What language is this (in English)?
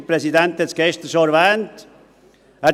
Swiss German